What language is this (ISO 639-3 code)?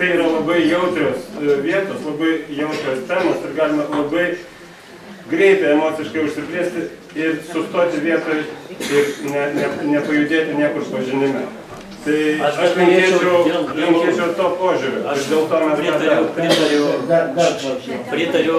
lit